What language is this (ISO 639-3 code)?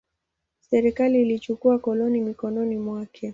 swa